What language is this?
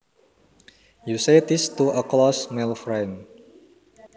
Javanese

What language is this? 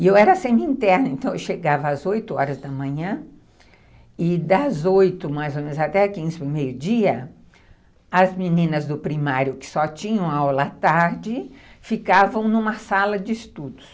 Portuguese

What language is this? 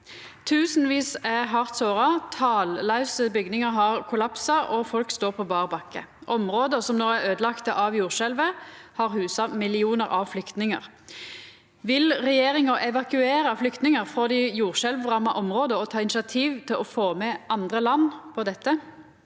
Norwegian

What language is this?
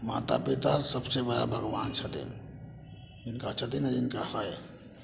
Maithili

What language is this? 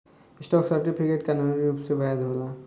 Bhojpuri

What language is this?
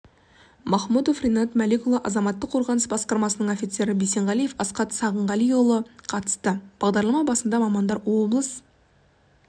Kazakh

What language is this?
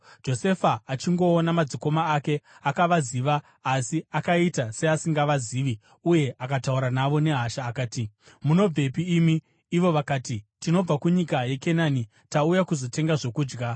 Shona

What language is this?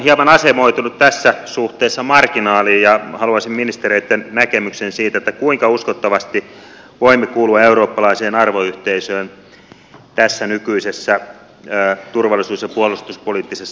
Finnish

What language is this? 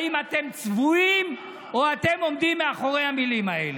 Hebrew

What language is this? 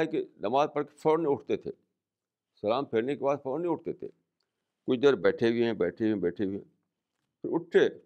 Urdu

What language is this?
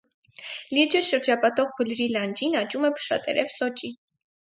Armenian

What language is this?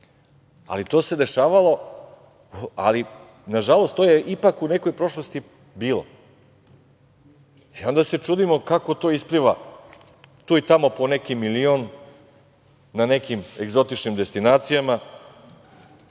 Serbian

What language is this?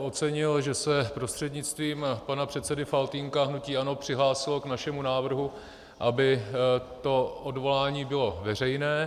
Czech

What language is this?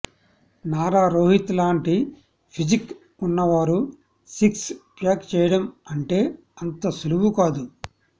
Telugu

